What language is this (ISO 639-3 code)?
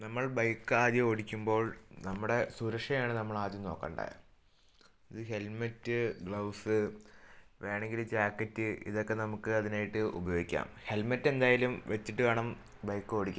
mal